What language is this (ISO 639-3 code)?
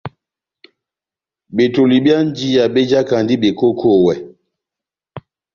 bnm